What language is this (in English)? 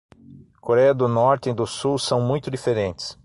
Portuguese